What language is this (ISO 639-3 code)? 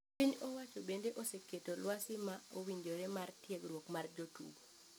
luo